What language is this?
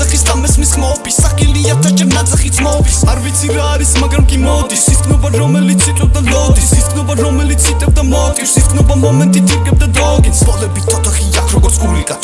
Georgian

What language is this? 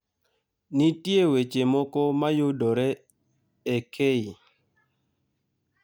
Luo (Kenya and Tanzania)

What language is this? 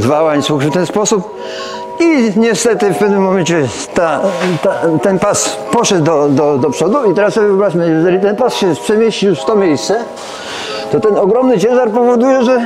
Polish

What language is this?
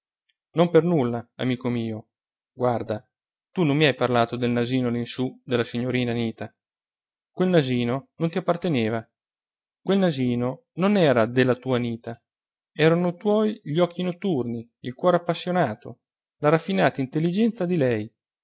Italian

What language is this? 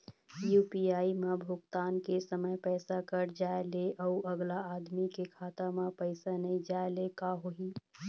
Chhattisgarhi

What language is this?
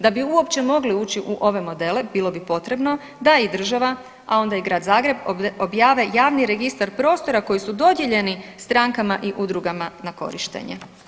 Croatian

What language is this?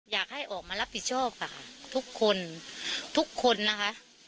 Thai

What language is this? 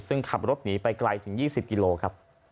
Thai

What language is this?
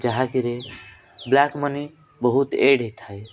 Odia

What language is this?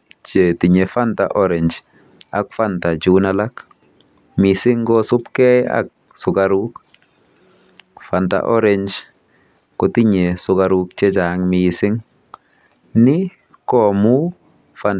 Kalenjin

